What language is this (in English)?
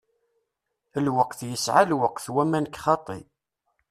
Kabyle